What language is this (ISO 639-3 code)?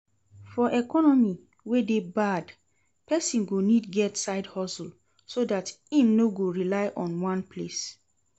pcm